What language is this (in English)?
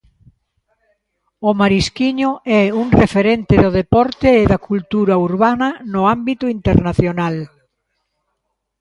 Galician